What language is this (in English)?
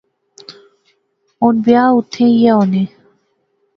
Pahari-Potwari